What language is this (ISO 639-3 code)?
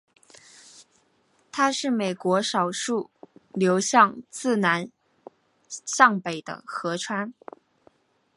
zho